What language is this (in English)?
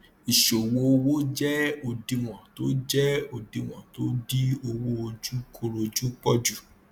Yoruba